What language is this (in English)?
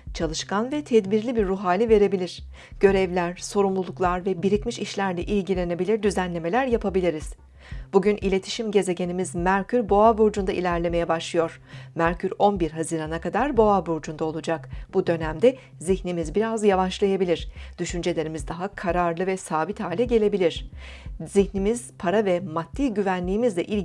Turkish